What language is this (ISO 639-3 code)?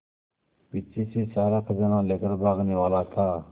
hin